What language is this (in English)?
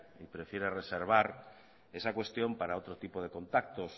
Spanish